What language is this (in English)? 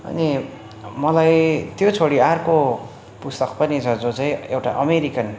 Nepali